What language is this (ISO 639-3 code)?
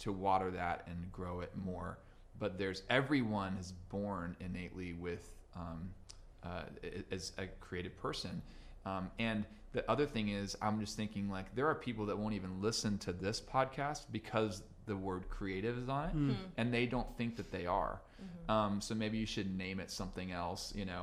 eng